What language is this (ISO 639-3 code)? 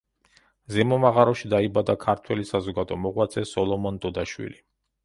kat